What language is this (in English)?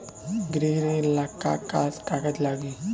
Bhojpuri